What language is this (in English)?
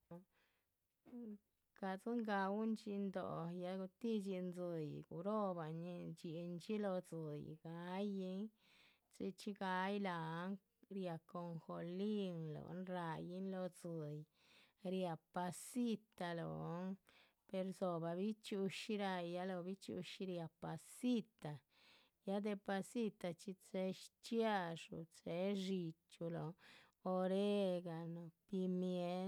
Chichicapan Zapotec